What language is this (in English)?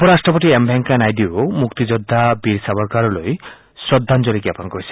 Assamese